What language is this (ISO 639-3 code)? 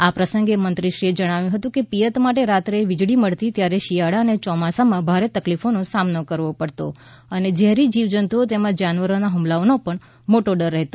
guj